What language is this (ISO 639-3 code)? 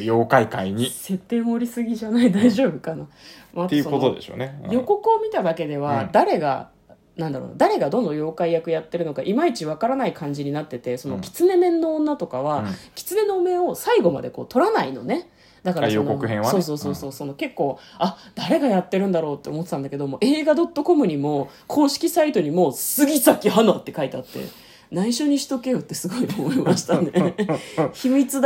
jpn